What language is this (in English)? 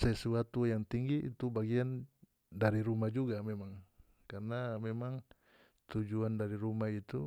North Moluccan Malay